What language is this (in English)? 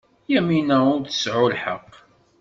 Kabyle